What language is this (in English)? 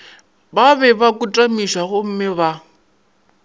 Northern Sotho